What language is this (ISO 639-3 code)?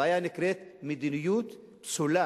heb